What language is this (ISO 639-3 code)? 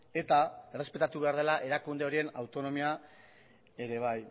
eus